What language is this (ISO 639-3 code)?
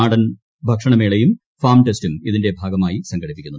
mal